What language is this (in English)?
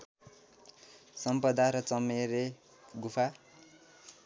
Nepali